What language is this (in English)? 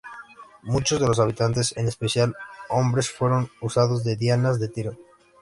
Spanish